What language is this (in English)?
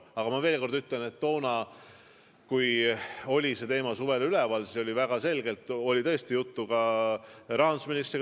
Estonian